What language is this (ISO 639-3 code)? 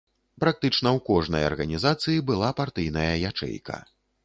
bel